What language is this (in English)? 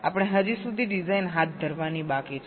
Gujarati